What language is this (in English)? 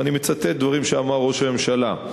Hebrew